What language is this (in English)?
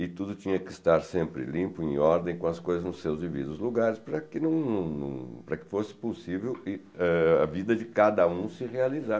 Portuguese